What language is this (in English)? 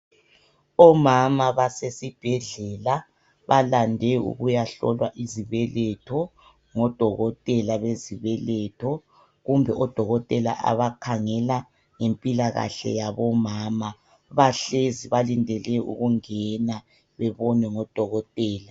North Ndebele